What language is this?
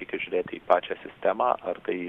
Lithuanian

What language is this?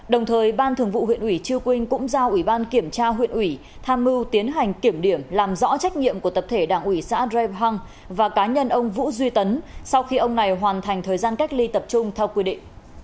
Vietnamese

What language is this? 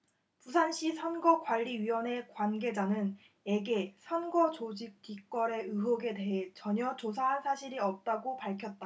Korean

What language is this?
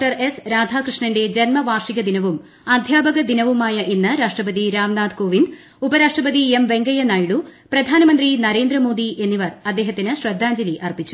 Malayalam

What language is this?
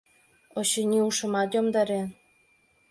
Mari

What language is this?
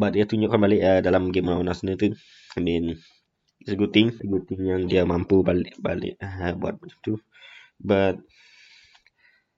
Malay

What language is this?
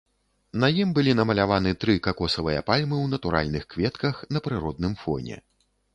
Belarusian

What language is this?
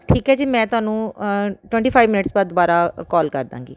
Punjabi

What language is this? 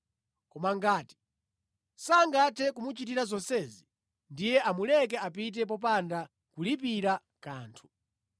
Nyanja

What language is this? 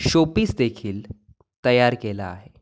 Marathi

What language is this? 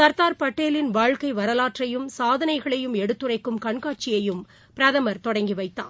Tamil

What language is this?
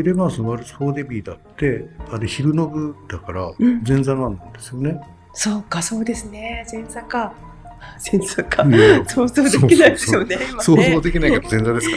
Japanese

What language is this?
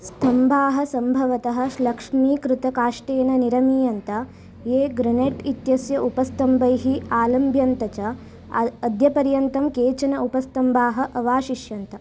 Sanskrit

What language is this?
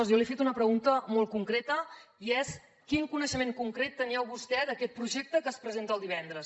Catalan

